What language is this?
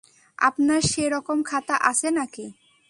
Bangla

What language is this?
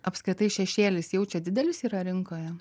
Lithuanian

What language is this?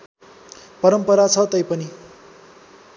Nepali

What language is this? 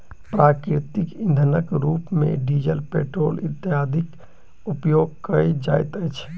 Maithili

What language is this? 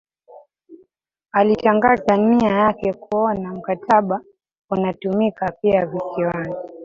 Swahili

